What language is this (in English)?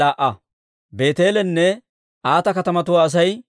Dawro